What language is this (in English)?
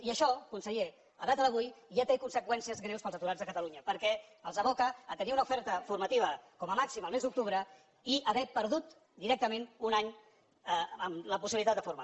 Catalan